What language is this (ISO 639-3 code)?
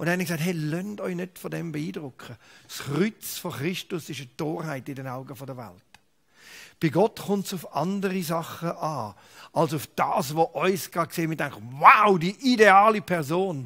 deu